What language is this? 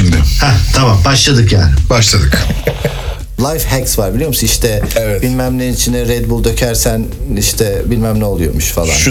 Turkish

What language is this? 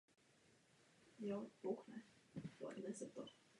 Czech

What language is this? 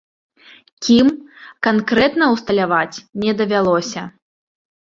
Belarusian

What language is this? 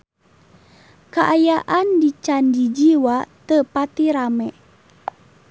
Sundanese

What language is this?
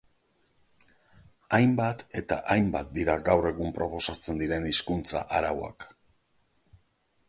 Basque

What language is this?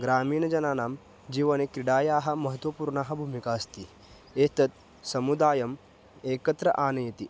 Sanskrit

